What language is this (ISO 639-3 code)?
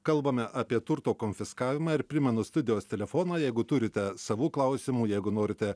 lit